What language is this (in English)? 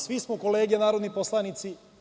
Serbian